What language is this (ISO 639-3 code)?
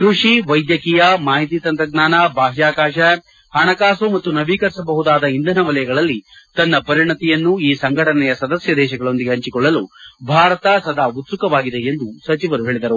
kan